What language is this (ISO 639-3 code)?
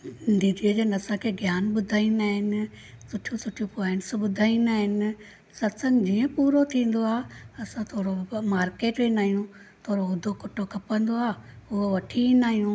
snd